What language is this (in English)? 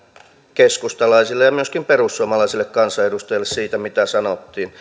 Finnish